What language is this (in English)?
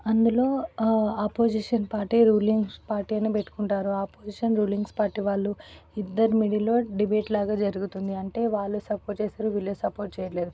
Telugu